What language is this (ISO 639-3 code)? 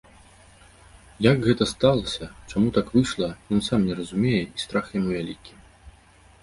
bel